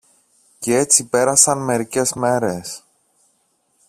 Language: Greek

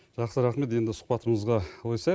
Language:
Kazakh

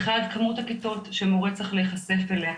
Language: Hebrew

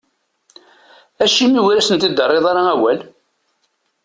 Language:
Kabyle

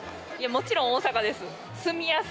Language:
Japanese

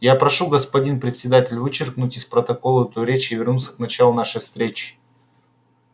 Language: Russian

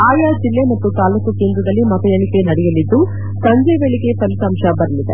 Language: Kannada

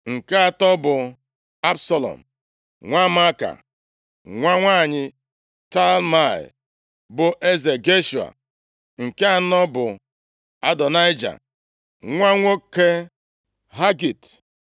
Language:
Igbo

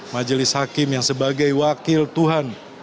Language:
Indonesian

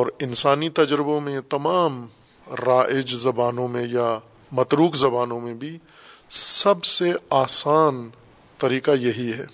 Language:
Urdu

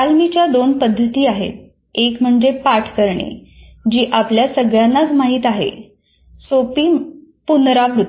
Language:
Marathi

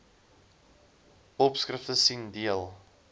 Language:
Afrikaans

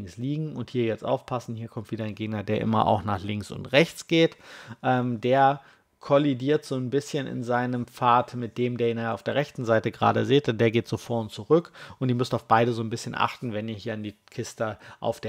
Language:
German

